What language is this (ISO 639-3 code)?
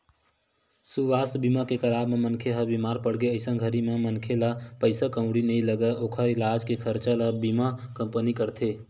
hne